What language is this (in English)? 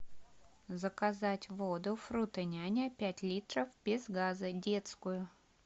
Russian